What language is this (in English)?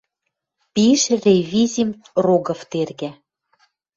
Western Mari